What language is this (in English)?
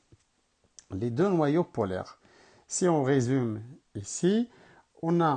French